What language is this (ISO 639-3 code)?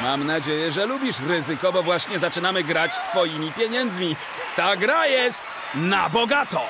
pol